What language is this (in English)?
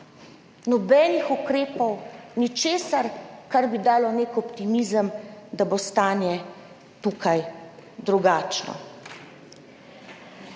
Slovenian